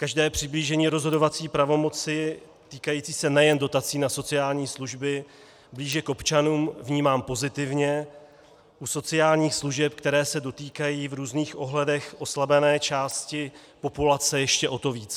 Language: Czech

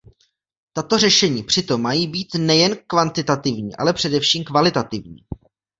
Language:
Czech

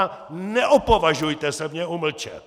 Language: Czech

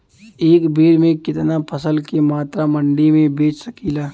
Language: Bhojpuri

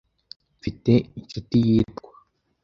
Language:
Kinyarwanda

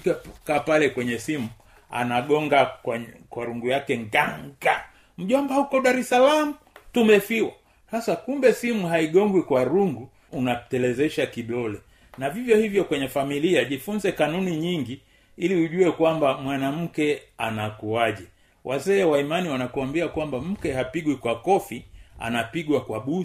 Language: Swahili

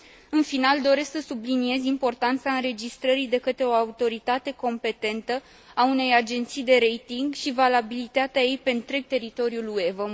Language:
Romanian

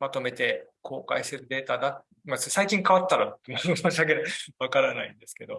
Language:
Japanese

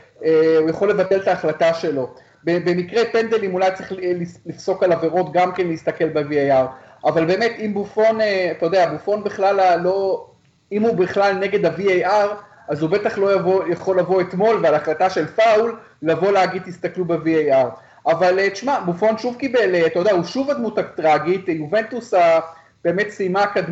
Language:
Hebrew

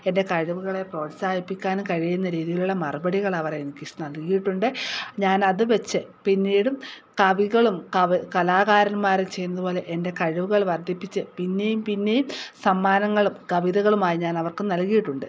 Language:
Malayalam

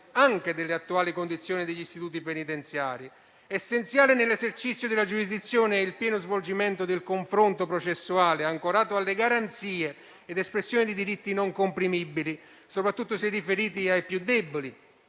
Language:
Italian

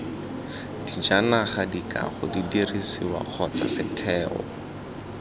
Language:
Tswana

